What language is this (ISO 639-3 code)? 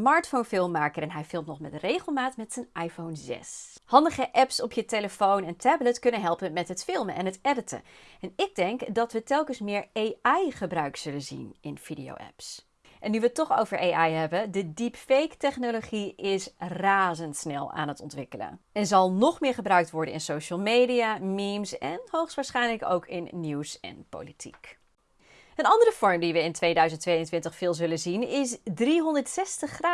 nld